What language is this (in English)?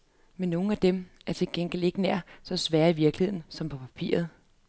Danish